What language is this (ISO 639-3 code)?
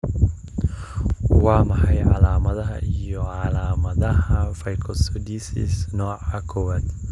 som